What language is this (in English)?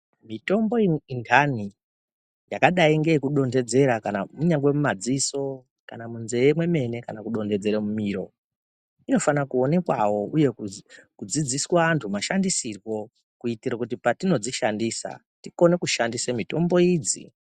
Ndau